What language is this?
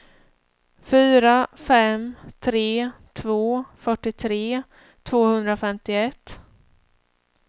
Swedish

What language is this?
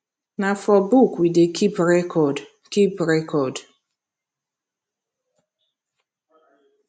Nigerian Pidgin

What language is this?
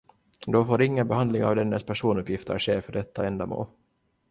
Swedish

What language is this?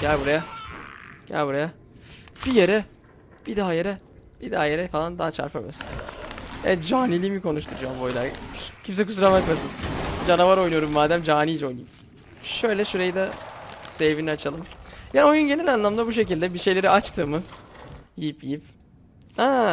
Turkish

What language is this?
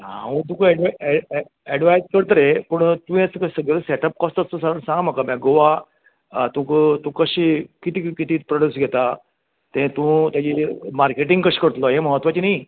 Konkani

